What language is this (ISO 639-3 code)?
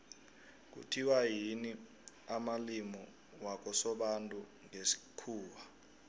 nbl